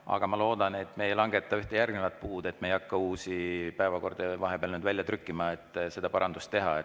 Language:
Estonian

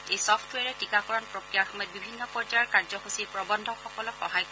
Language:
Assamese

